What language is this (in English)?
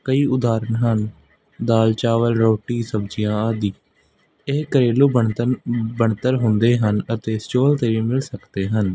Punjabi